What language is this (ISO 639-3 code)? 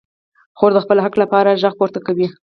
pus